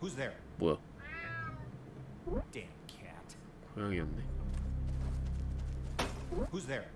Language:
Korean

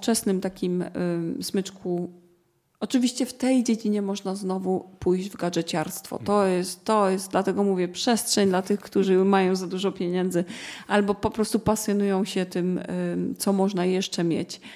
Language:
Polish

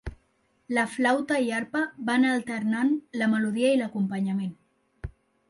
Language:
Catalan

